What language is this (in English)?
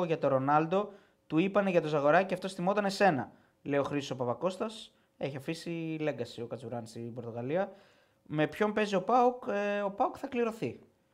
Greek